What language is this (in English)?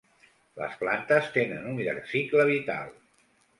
Catalan